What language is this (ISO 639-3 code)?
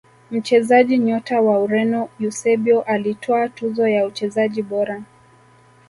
swa